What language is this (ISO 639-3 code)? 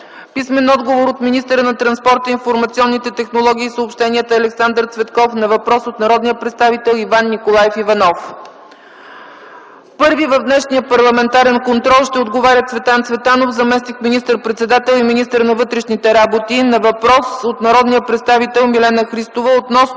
bul